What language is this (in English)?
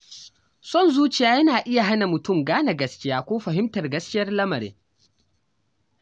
Hausa